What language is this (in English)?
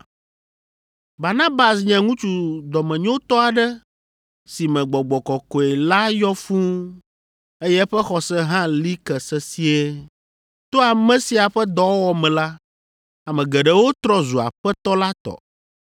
Ewe